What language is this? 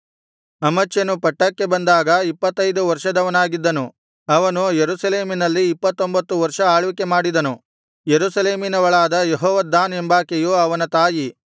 Kannada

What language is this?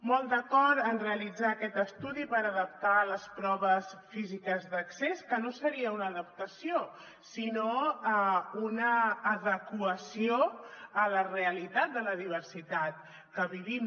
Catalan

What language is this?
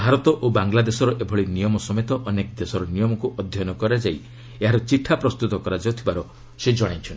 Odia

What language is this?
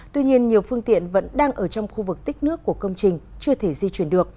Vietnamese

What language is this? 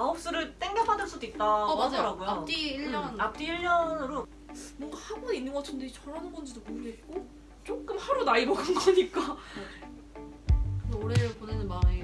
Korean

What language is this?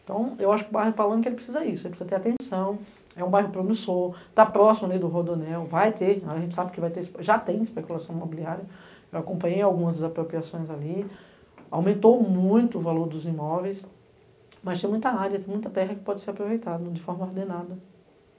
Portuguese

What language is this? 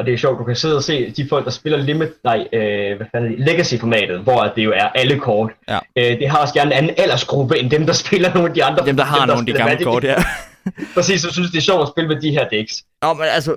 Danish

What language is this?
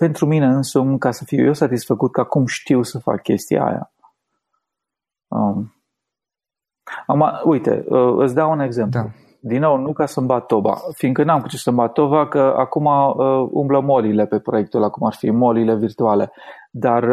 Romanian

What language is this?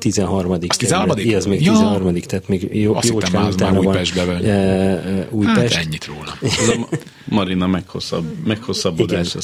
Hungarian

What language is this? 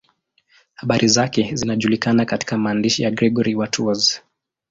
Swahili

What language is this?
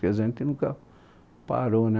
Portuguese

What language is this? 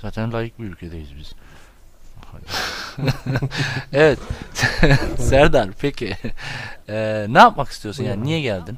Turkish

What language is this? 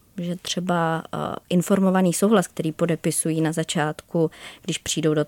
Czech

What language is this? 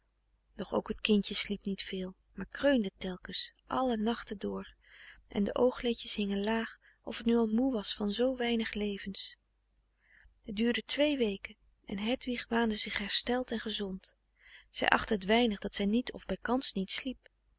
Dutch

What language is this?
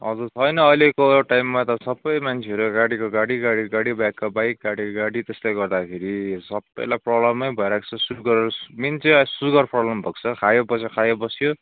Nepali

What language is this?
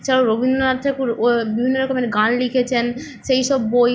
Bangla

